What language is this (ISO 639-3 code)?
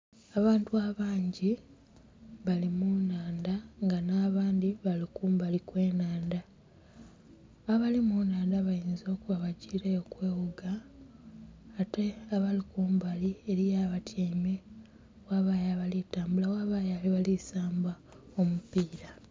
xog